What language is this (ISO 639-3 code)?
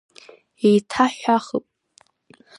abk